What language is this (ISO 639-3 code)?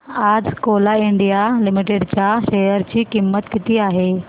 mar